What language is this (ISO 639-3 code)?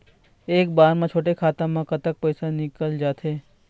hne